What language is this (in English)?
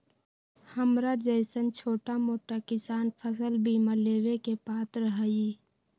Magahi